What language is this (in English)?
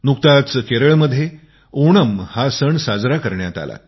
Marathi